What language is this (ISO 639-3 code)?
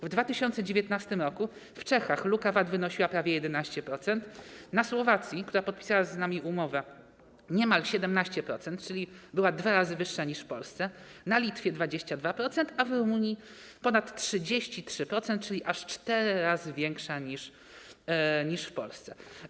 pol